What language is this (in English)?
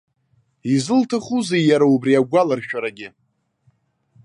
Abkhazian